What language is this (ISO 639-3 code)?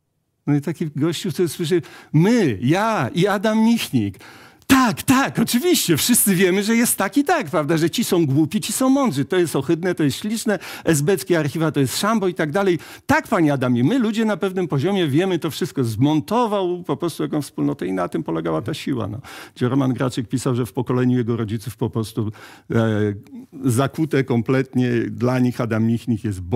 pol